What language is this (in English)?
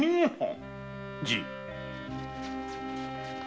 Japanese